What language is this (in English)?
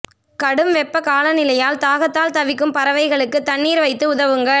Tamil